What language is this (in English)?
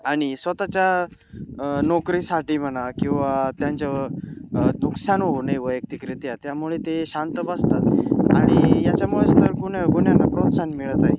Marathi